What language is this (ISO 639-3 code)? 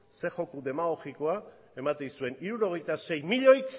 eus